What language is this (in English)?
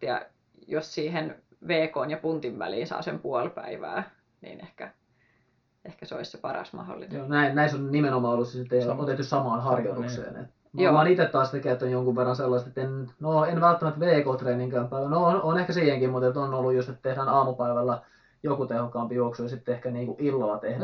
Finnish